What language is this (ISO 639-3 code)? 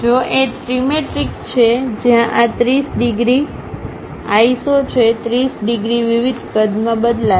guj